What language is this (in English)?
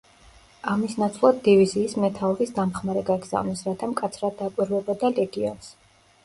Georgian